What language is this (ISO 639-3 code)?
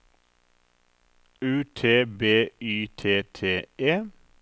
nor